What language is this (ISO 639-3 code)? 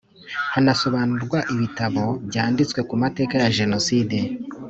kin